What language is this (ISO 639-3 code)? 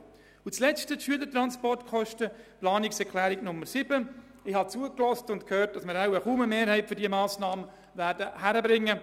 gsw